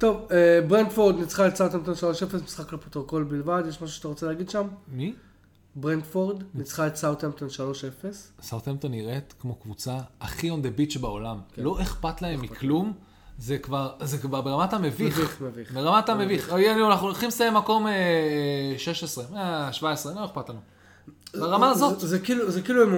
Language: Hebrew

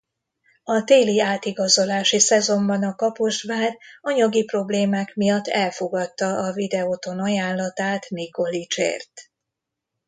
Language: Hungarian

